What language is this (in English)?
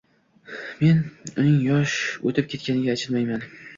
Uzbek